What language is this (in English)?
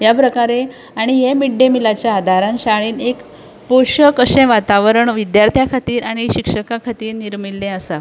Konkani